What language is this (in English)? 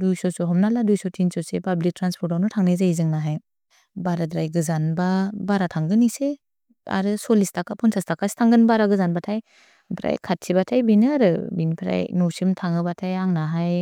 Bodo